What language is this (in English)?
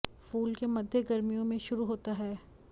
Hindi